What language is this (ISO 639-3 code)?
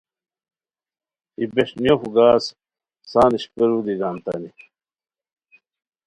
khw